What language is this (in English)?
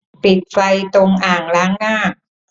Thai